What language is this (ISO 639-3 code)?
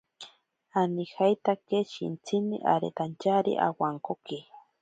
prq